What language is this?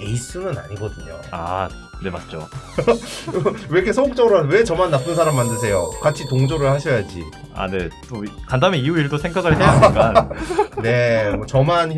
Korean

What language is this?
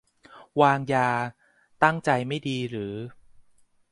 Thai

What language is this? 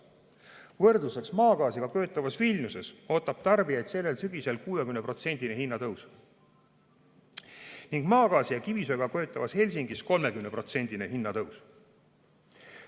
Estonian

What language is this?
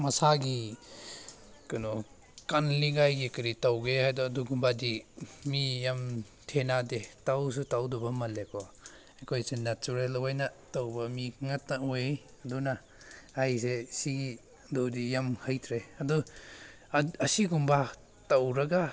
Manipuri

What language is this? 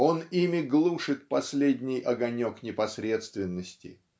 Russian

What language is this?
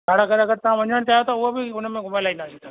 Sindhi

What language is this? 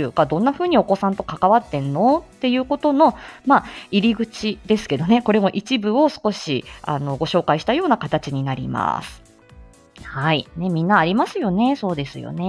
Japanese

